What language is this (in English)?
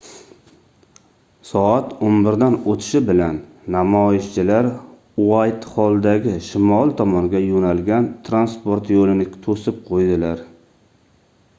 Uzbek